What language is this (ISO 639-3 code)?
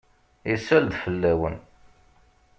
kab